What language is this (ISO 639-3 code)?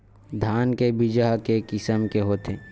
hne